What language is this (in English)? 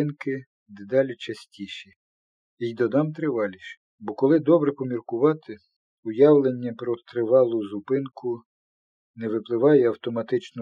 Ukrainian